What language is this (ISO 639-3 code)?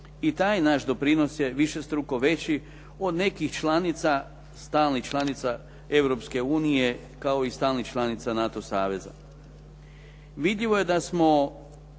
hrv